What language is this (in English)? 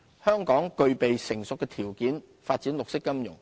Cantonese